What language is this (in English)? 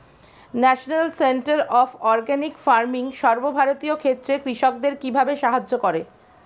Bangla